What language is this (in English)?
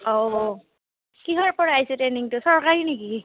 Assamese